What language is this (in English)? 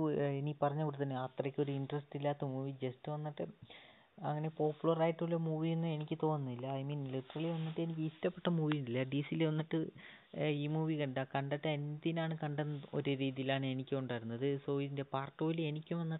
Malayalam